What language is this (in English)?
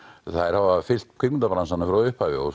Icelandic